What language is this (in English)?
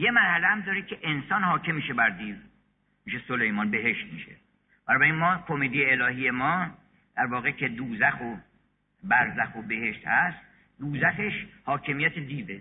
Persian